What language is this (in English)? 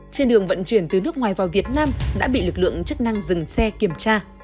Vietnamese